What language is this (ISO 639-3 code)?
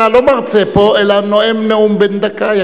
heb